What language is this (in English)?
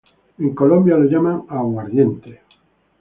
Spanish